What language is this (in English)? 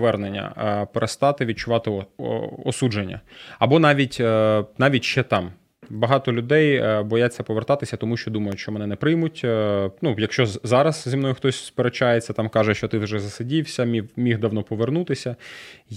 Ukrainian